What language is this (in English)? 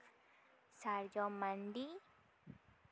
Santali